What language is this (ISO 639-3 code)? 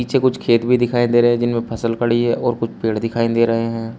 hin